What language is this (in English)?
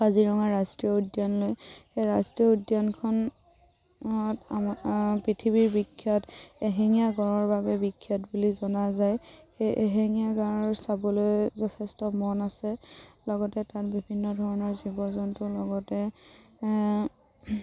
Assamese